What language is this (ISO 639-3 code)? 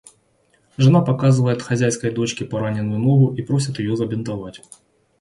rus